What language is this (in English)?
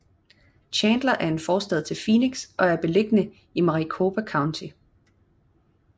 Danish